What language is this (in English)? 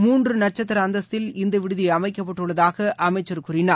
Tamil